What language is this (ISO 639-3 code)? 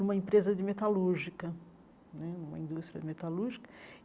por